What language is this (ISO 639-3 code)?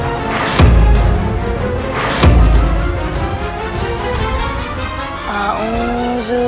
ind